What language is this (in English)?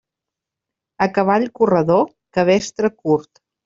Catalan